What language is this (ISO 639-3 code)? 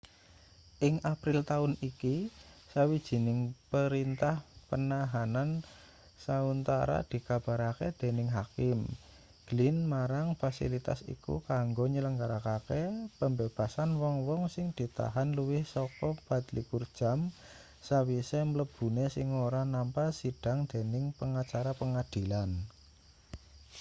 jav